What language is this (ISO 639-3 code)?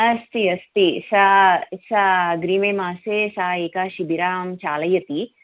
san